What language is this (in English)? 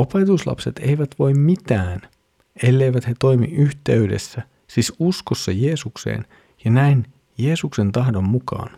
Finnish